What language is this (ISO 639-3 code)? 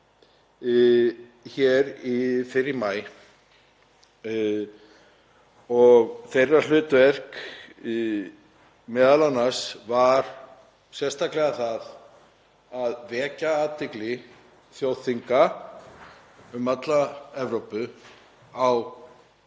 isl